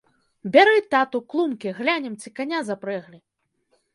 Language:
Belarusian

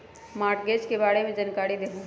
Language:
Magahi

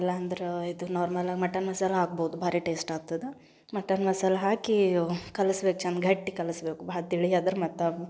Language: Kannada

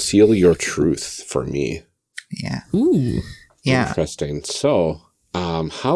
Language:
English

